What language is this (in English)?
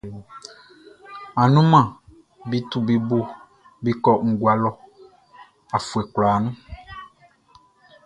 Baoulé